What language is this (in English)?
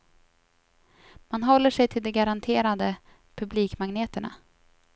Swedish